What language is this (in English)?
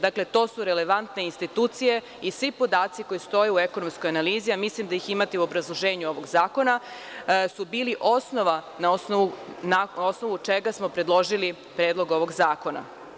Serbian